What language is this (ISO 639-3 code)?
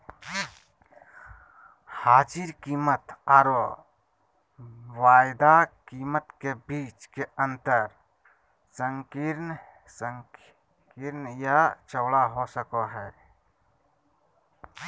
mag